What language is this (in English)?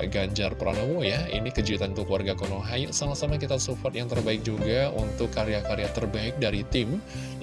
Indonesian